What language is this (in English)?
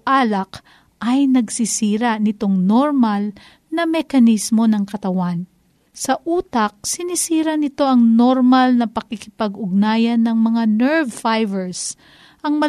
Filipino